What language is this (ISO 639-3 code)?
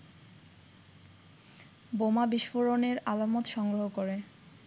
ben